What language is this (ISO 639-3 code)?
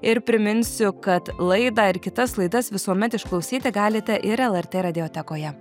lit